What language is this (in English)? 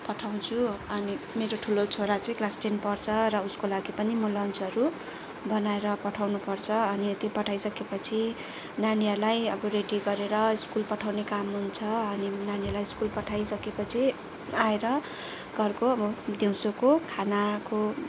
Nepali